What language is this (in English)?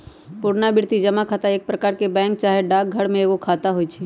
Magahi